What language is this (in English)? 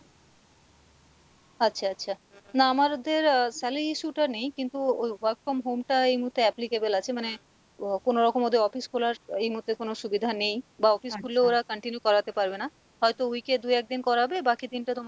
Bangla